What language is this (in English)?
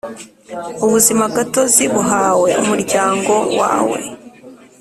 Kinyarwanda